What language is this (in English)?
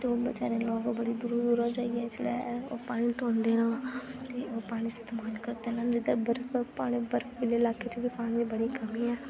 Dogri